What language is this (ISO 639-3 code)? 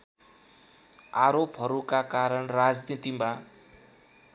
nep